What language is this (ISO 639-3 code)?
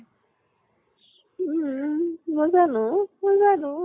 asm